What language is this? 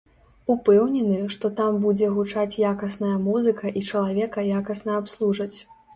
Belarusian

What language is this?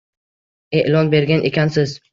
Uzbek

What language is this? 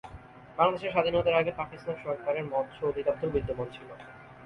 Bangla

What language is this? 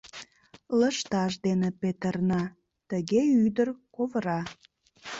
Mari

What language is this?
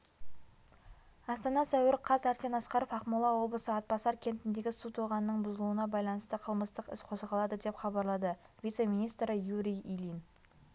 Kazakh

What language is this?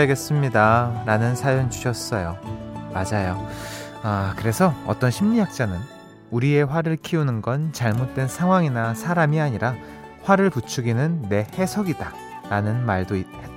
Korean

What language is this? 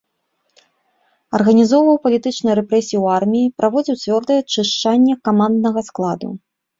Belarusian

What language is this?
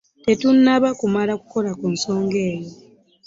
Ganda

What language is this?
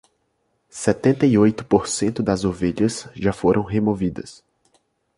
Portuguese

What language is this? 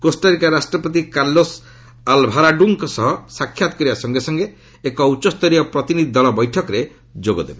Odia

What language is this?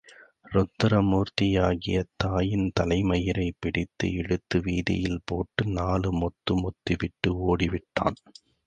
Tamil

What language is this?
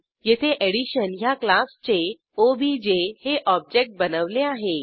Marathi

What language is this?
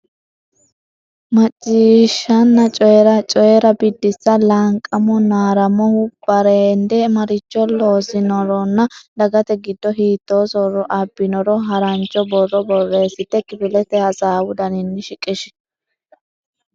Sidamo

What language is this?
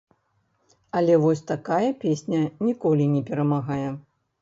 Belarusian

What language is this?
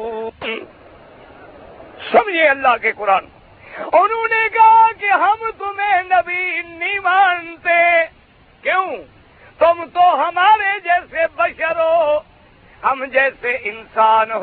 Urdu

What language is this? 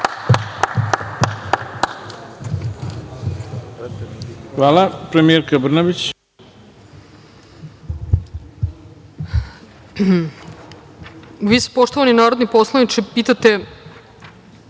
Serbian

